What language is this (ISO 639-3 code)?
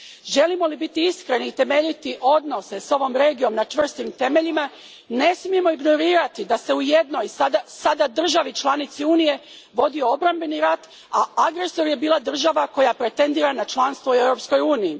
hrv